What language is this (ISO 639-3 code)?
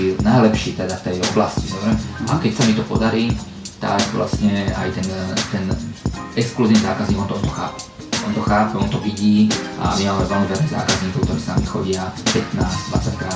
slk